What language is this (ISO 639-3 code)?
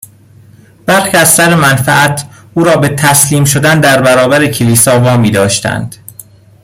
fas